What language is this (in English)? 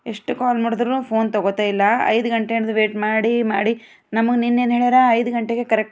Kannada